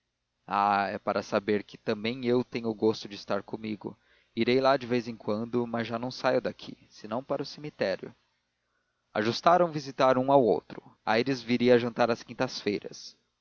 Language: Portuguese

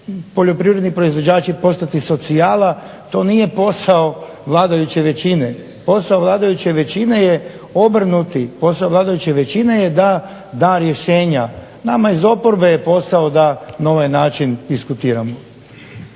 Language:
Croatian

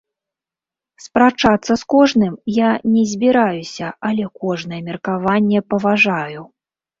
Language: Belarusian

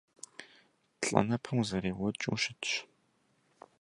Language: Kabardian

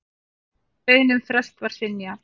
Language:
Icelandic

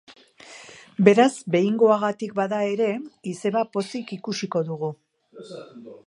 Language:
Basque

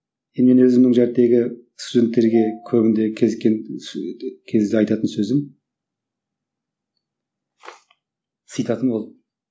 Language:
Kazakh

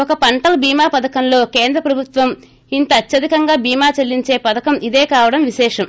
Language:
Telugu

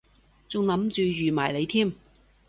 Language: Cantonese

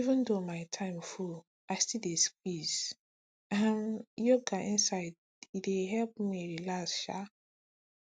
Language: Nigerian Pidgin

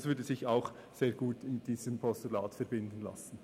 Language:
Swiss German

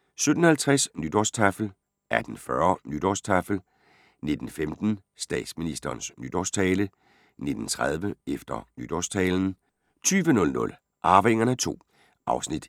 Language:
Danish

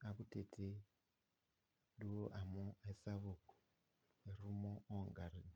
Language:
Masai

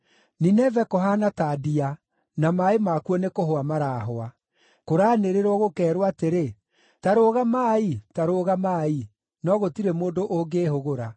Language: Kikuyu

